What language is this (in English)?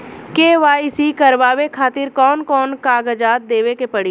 Bhojpuri